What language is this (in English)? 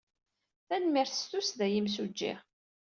Kabyle